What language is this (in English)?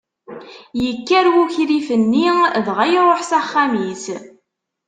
Kabyle